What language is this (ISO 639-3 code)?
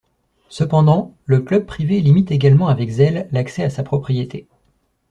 fra